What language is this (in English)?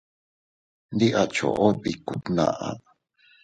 Teutila Cuicatec